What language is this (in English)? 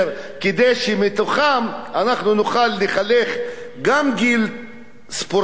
Hebrew